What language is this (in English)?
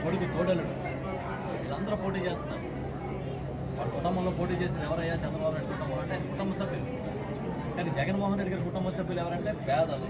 Telugu